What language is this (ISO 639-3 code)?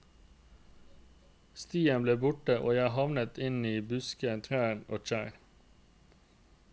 nor